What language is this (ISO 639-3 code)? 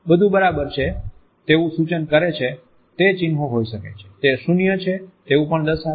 guj